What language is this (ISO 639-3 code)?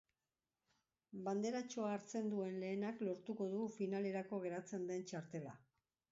eus